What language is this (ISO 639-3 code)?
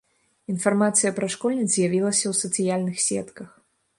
bel